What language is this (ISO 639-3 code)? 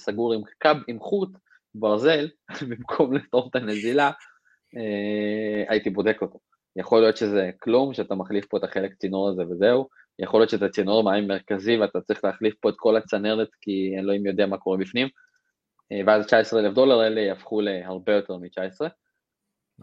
heb